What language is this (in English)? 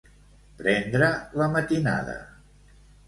Catalan